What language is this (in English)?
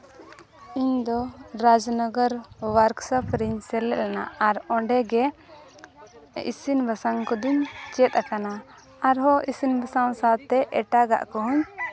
Santali